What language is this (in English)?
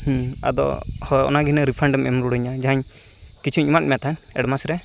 Santali